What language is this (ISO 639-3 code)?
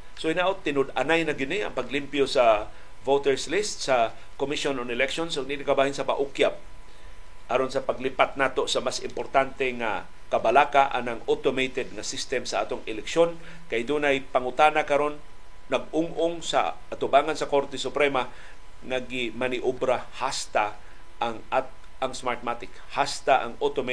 fil